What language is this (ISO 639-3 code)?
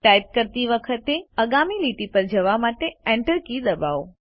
guj